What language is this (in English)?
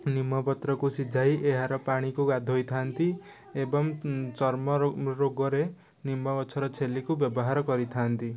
Odia